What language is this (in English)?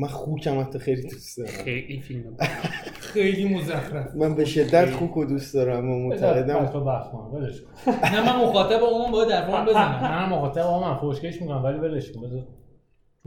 Persian